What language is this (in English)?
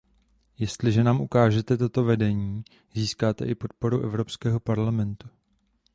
Czech